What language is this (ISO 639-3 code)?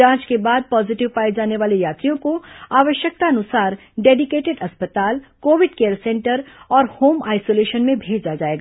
hin